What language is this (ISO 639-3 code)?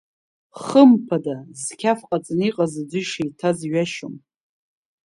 abk